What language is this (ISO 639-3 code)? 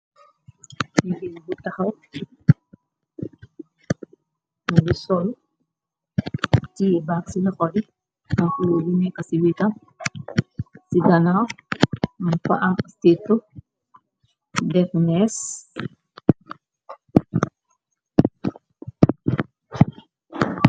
wol